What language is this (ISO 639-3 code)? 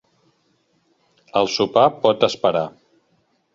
cat